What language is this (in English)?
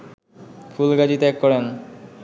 Bangla